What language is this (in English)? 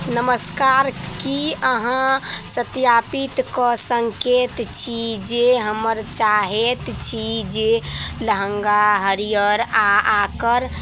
Maithili